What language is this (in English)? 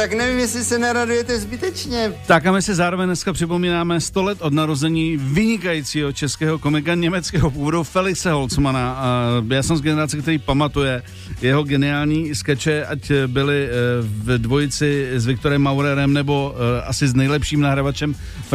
Czech